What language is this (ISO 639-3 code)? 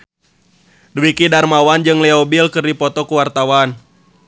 sun